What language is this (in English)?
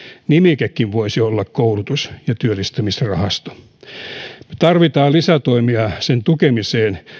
Finnish